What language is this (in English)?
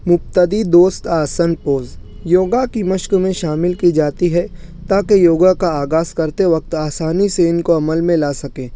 Urdu